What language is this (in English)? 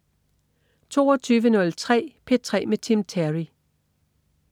Danish